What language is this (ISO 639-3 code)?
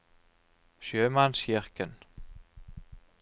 nor